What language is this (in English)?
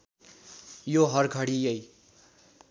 Nepali